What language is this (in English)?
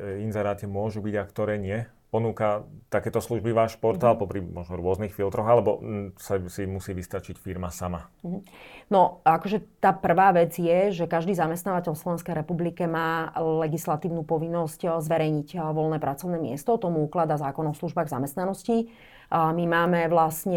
Slovak